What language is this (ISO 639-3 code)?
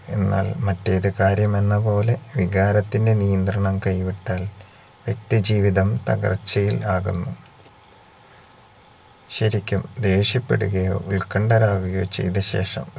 mal